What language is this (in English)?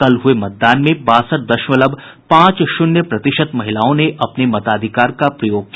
Hindi